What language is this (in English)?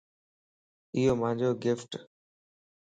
Lasi